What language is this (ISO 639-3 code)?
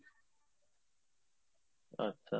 ben